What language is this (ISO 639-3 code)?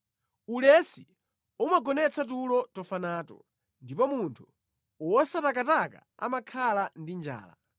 nya